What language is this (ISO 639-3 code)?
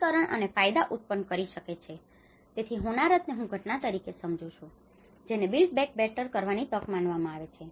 guj